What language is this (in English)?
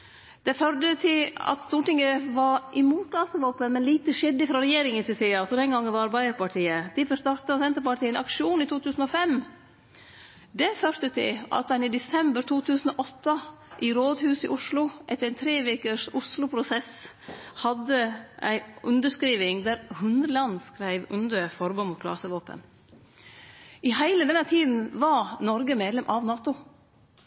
Norwegian Nynorsk